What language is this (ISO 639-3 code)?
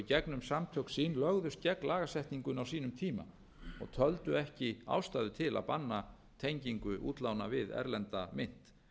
isl